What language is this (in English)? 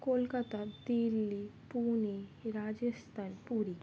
Bangla